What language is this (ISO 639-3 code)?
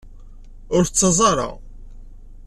kab